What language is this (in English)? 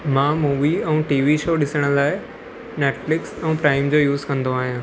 Sindhi